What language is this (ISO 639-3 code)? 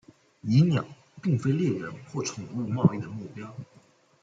zho